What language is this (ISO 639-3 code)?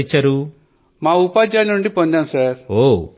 tel